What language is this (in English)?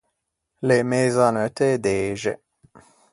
Ligurian